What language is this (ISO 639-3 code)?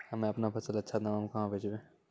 mai